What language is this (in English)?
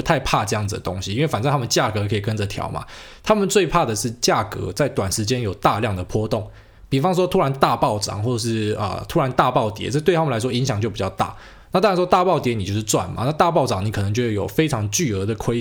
Chinese